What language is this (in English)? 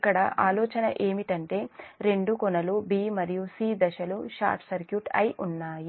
Telugu